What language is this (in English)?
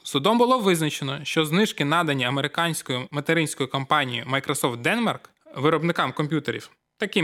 Ukrainian